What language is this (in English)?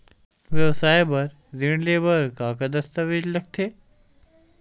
Chhattisgarhi